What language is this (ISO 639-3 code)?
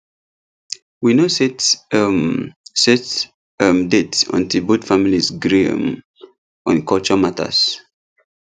pcm